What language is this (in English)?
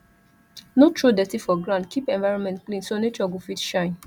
Nigerian Pidgin